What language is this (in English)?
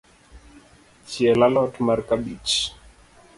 Luo (Kenya and Tanzania)